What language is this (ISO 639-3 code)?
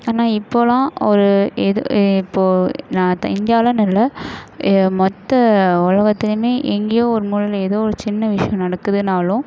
tam